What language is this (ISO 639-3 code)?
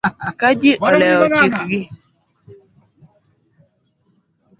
luo